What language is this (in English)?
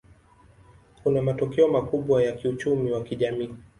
Swahili